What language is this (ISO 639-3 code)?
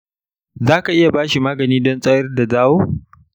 hau